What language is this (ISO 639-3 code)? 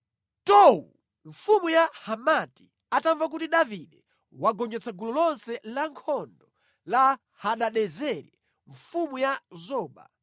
nya